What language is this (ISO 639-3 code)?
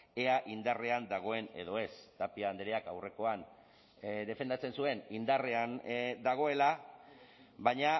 eus